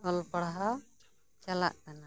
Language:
Santali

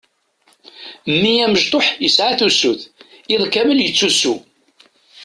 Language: Kabyle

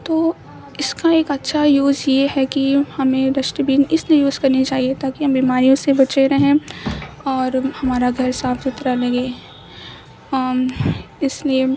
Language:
Urdu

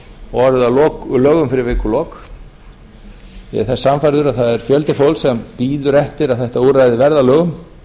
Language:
Icelandic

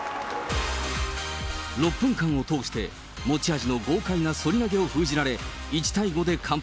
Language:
Japanese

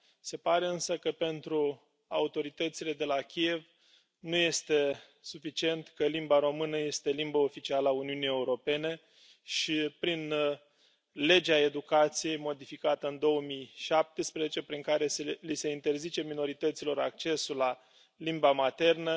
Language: Romanian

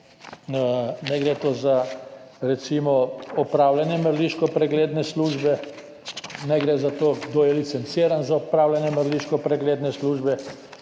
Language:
Slovenian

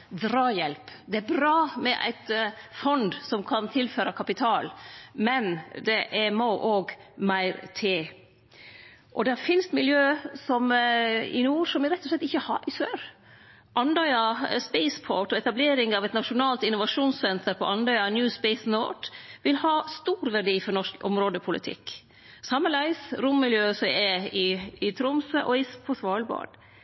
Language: Norwegian Nynorsk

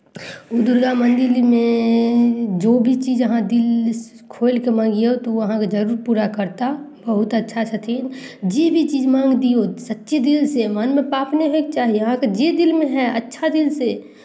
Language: Maithili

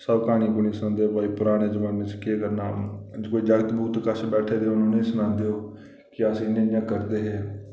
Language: Dogri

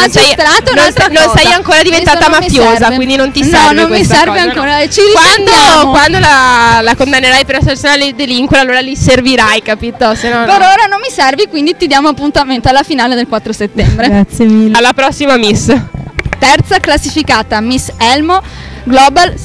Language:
Italian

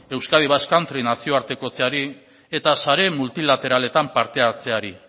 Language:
Basque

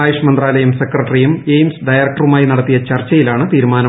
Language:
Malayalam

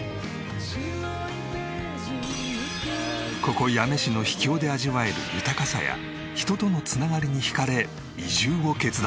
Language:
Japanese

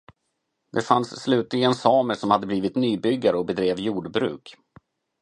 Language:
Swedish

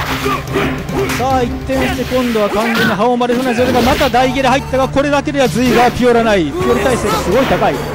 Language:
Japanese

